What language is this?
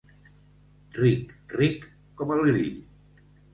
Catalan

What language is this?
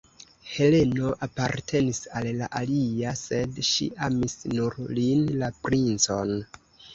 Esperanto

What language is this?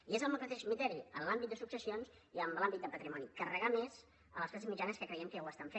Catalan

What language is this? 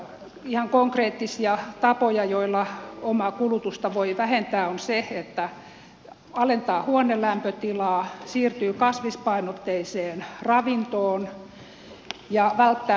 Finnish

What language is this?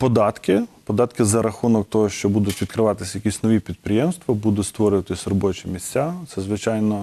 Ukrainian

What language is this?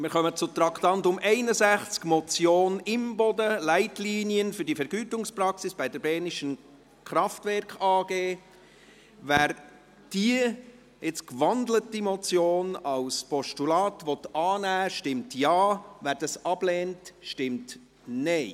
Swiss German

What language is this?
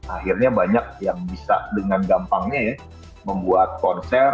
Indonesian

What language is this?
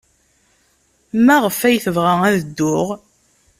Kabyle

